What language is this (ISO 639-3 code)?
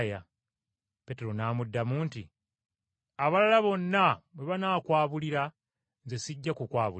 lug